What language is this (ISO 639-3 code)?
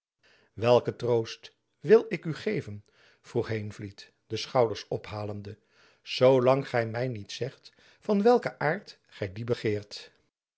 nld